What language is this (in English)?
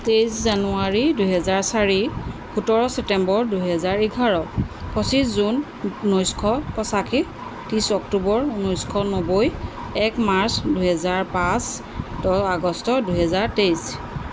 Assamese